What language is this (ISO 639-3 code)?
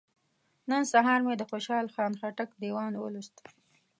pus